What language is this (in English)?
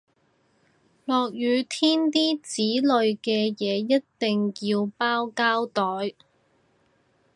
Cantonese